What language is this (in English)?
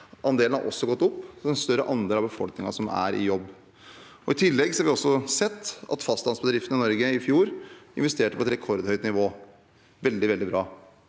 Norwegian